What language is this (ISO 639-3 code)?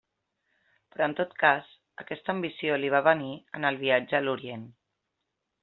cat